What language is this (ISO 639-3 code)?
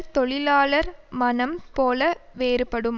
tam